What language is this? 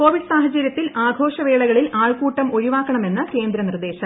Malayalam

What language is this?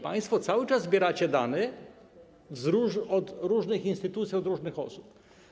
Polish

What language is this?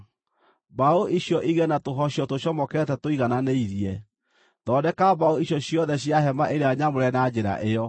Kikuyu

